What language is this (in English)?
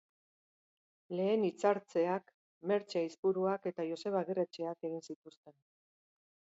Basque